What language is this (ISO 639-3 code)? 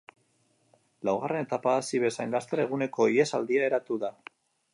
eus